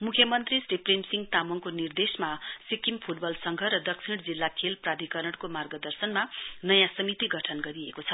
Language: Nepali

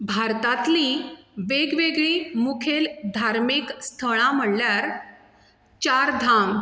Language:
Konkani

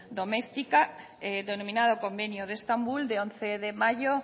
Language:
Spanish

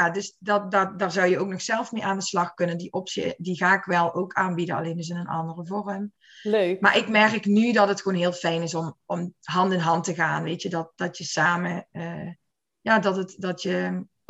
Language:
Dutch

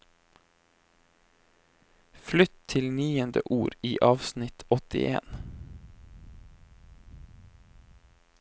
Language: Norwegian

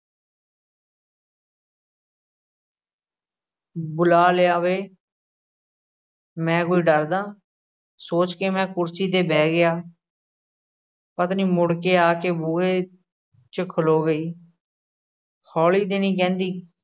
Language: Punjabi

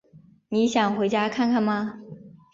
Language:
Chinese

